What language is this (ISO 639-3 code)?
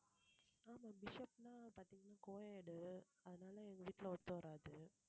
tam